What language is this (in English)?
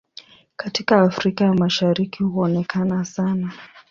Swahili